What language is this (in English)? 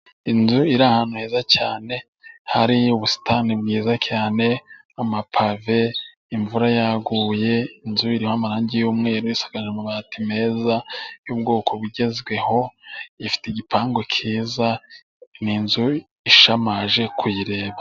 Kinyarwanda